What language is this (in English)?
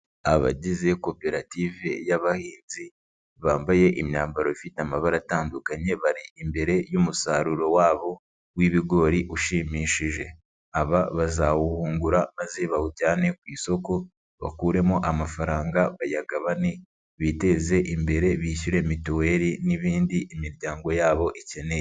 Kinyarwanda